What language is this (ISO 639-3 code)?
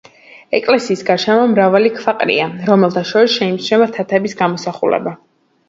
kat